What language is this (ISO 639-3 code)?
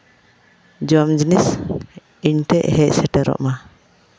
sat